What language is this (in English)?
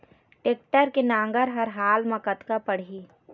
Chhattisgarhi